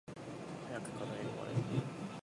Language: Japanese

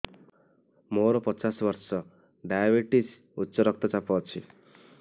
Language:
Odia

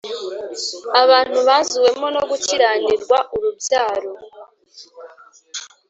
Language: Kinyarwanda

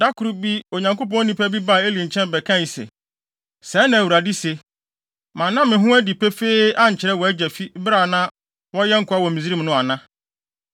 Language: Akan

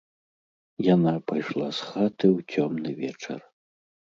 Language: Belarusian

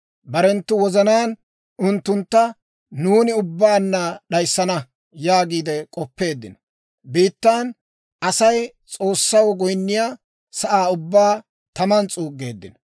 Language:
Dawro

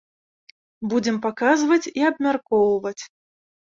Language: Belarusian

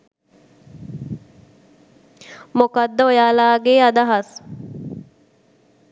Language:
Sinhala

